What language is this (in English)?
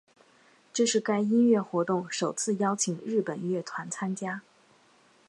Chinese